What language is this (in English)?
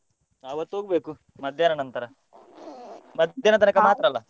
Kannada